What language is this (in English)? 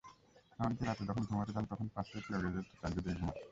Bangla